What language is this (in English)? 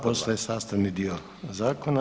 Croatian